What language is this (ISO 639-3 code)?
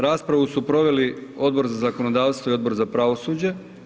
hrv